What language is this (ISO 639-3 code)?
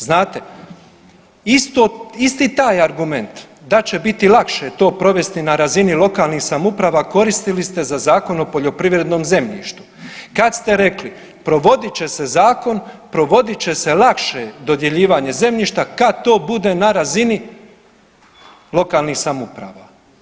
hrv